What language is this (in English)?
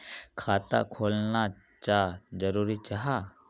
Magahi